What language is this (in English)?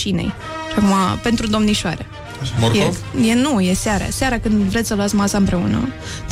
Romanian